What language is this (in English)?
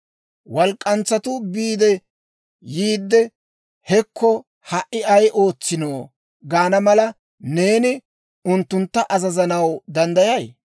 Dawro